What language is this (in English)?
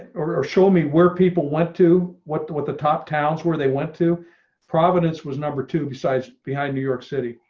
English